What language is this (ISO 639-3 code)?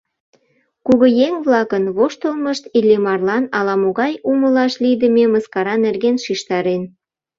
chm